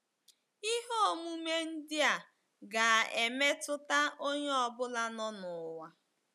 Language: Igbo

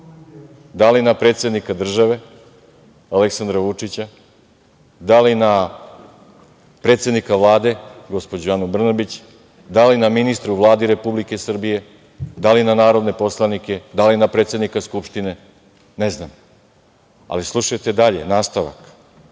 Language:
Serbian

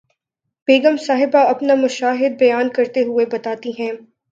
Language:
Urdu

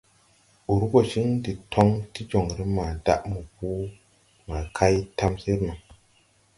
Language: Tupuri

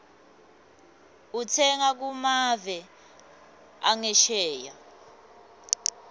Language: Swati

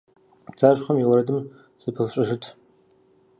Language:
Kabardian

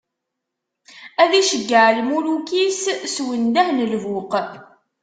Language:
Kabyle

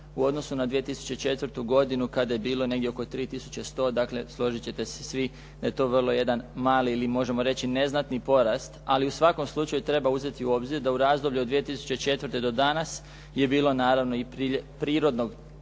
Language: Croatian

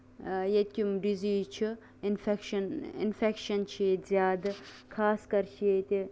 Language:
Kashmiri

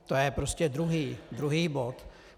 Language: Czech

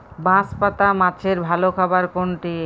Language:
Bangla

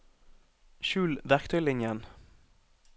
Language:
Norwegian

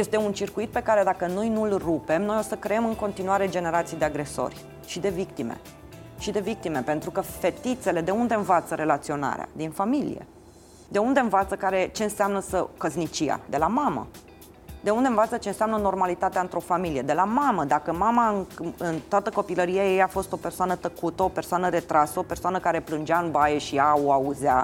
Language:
Romanian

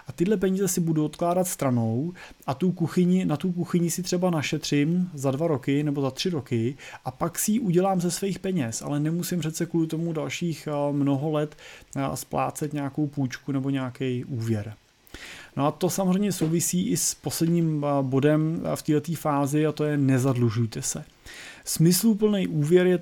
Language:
Czech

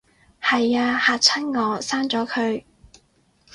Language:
Cantonese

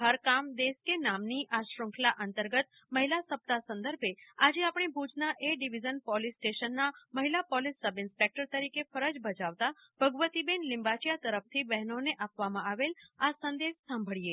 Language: Gujarati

